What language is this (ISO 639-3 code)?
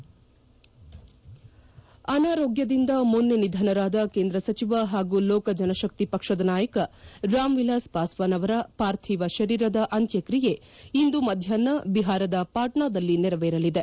kan